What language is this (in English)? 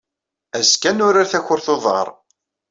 Kabyle